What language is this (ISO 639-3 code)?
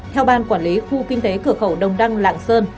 vie